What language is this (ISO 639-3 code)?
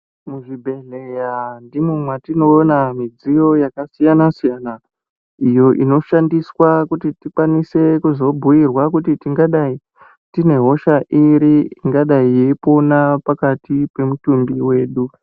ndc